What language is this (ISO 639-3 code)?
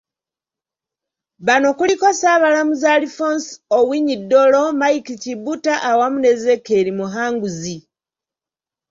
lug